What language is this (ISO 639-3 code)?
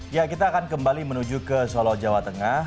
ind